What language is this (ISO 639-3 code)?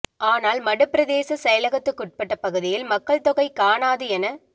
tam